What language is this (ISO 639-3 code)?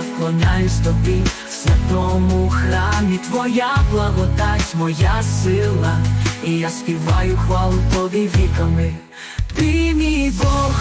ukr